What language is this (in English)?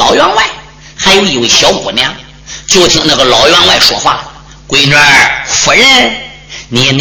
Chinese